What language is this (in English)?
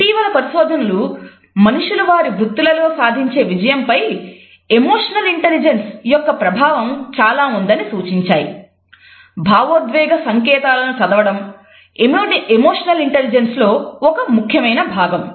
Telugu